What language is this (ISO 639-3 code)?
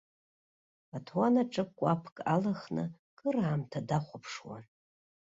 abk